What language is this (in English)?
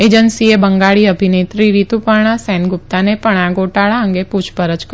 Gujarati